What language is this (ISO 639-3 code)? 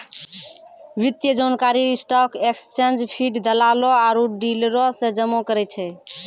mai